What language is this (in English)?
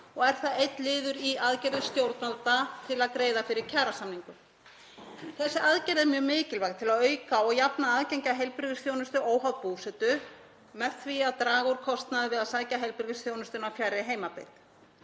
Icelandic